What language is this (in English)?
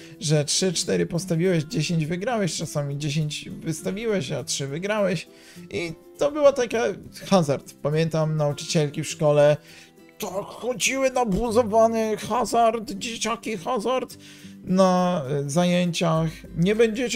Polish